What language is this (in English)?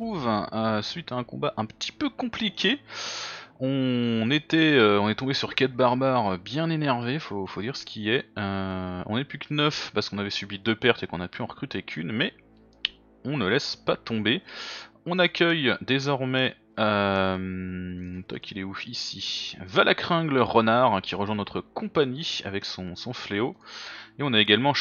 French